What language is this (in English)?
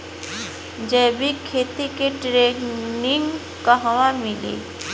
Bhojpuri